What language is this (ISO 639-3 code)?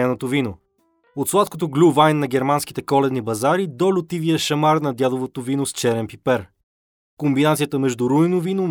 bul